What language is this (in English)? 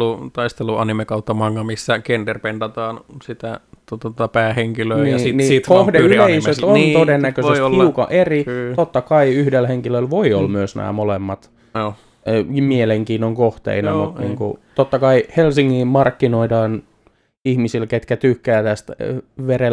Finnish